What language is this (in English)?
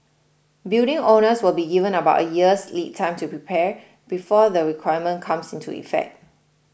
English